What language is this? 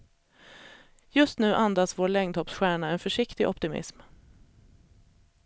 Swedish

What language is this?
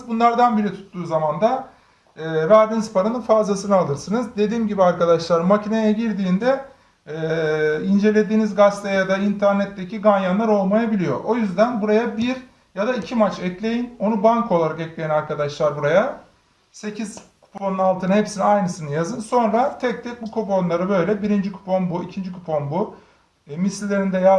Turkish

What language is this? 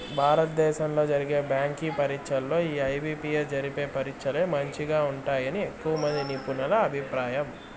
Telugu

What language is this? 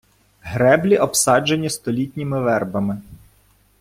Ukrainian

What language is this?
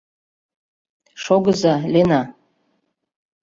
Mari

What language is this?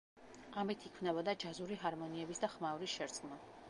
Georgian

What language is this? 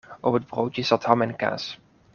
Dutch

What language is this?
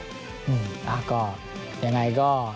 Thai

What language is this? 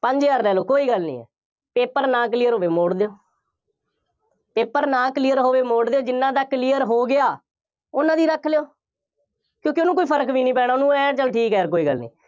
Punjabi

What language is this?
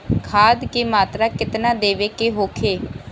Bhojpuri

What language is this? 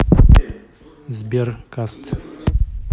Russian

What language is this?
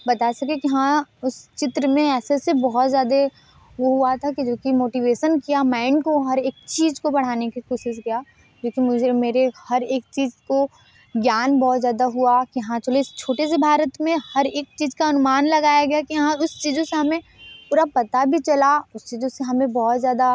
Hindi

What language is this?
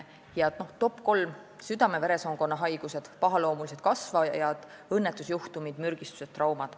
Estonian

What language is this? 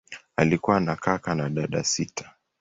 Swahili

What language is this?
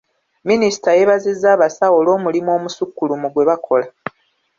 Ganda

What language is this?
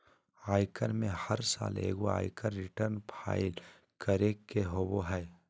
Magahi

